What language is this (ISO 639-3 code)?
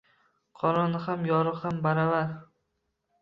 uzb